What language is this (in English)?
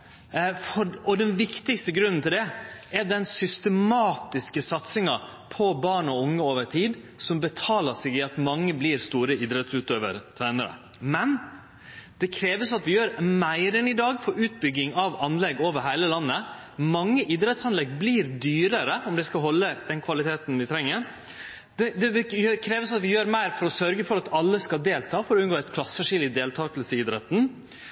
Norwegian Nynorsk